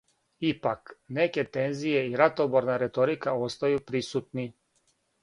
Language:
Serbian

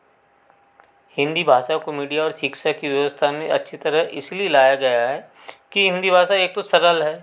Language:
Hindi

